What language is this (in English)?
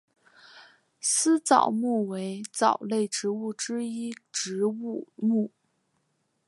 Chinese